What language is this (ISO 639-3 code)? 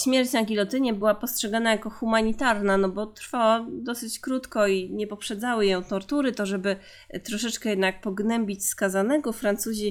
pol